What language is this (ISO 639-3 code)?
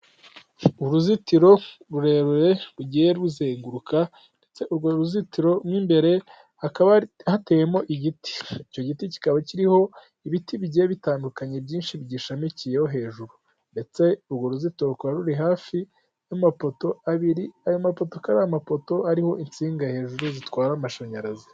kin